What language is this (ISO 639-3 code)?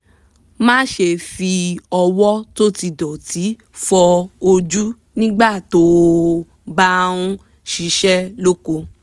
yor